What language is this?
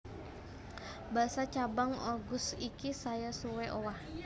Javanese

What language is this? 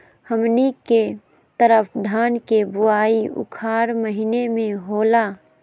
Magahi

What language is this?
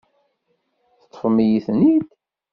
Kabyle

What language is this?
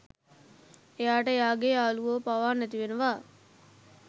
Sinhala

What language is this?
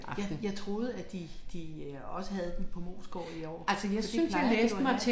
Danish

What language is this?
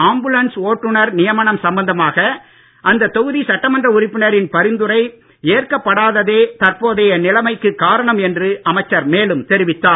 Tamil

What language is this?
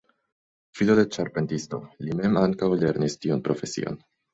Esperanto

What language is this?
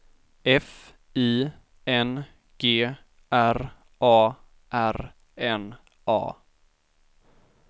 Swedish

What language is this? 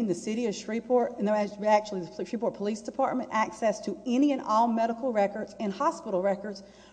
English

